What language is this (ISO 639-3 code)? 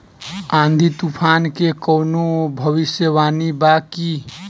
bho